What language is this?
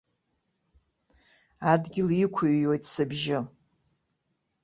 Abkhazian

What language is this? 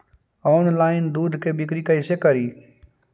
Magahi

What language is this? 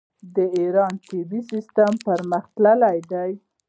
Pashto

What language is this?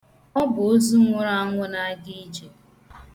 Igbo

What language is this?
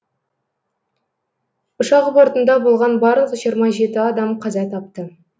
Kazakh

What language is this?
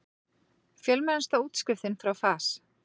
Icelandic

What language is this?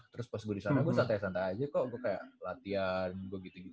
Indonesian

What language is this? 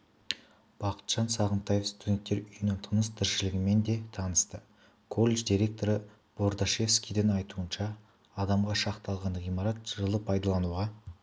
Kazakh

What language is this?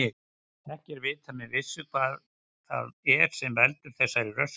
Icelandic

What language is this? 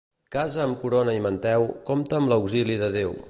Catalan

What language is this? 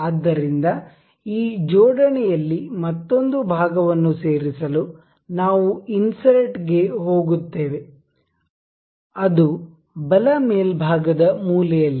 Kannada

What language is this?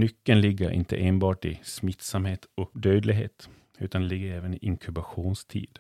Swedish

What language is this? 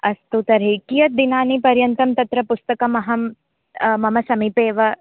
Sanskrit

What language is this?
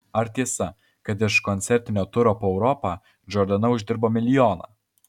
Lithuanian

